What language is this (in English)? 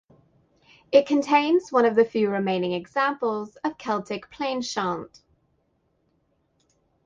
English